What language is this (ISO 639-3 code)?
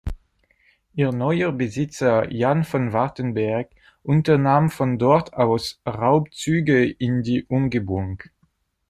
deu